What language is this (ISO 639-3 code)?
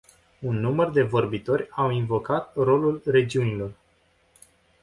ron